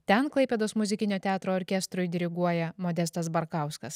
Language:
Lithuanian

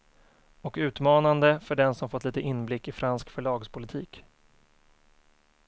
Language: Swedish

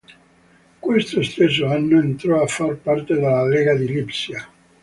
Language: Italian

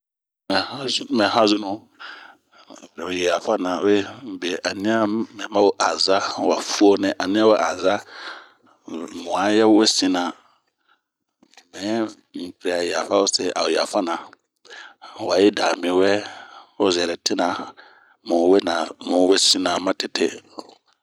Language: Bomu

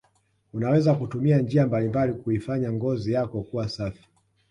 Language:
Swahili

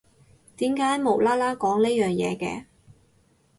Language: Cantonese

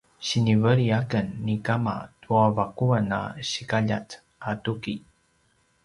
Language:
Paiwan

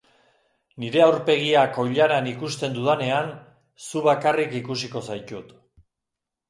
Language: Basque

